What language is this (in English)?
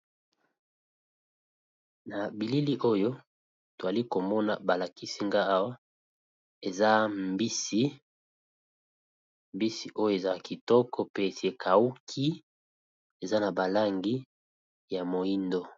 Lingala